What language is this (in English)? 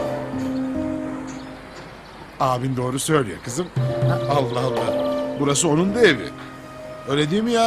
Turkish